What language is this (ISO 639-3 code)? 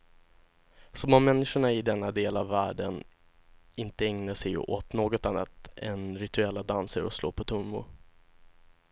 swe